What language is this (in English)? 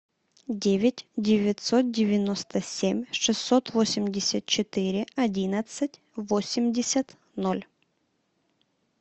Russian